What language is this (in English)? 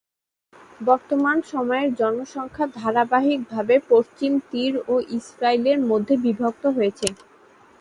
Bangla